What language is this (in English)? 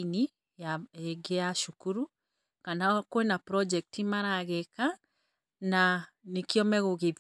Kikuyu